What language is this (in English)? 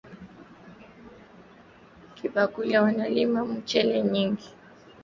Swahili